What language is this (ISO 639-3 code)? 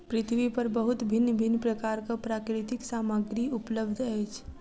mai